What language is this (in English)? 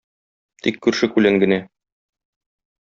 Tatar